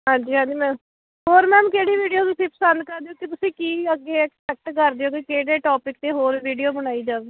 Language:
Punjabi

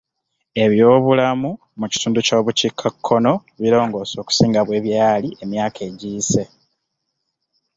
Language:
Ganda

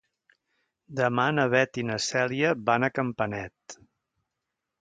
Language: Catalan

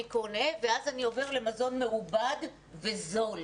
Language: Hebrew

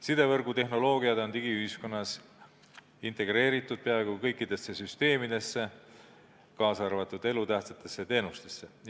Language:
Estonian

